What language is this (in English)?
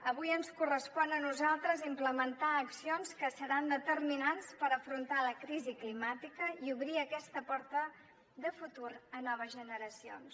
Catalan